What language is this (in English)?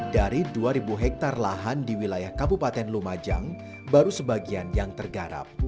Indonesian